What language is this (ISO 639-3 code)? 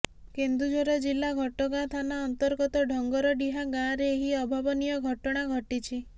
ori